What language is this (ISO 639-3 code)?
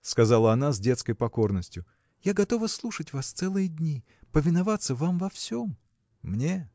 rus